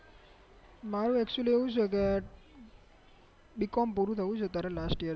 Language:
Gujarati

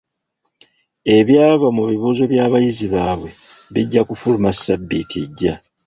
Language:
Ganda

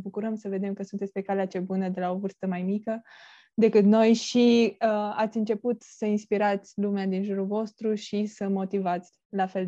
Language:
Romanian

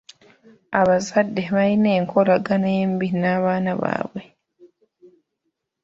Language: Ganda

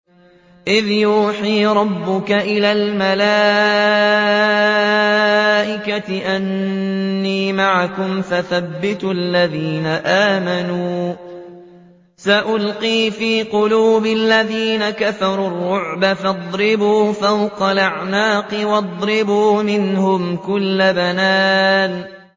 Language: Arabic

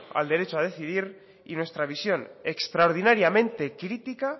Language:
Spanish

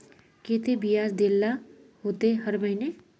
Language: Magahi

